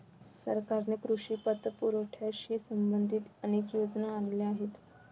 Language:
Marathi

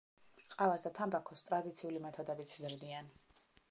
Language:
Georgian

